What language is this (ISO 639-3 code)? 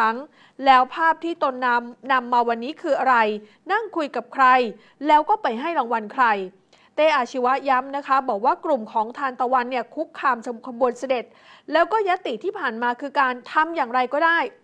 tha